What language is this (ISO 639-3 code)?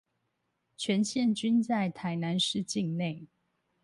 zho